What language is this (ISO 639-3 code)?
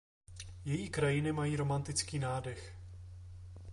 ces